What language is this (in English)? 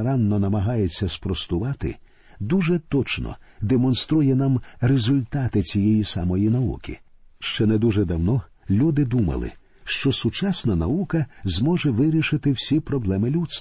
Ukrainian